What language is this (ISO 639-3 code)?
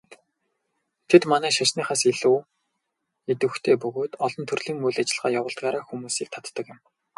mon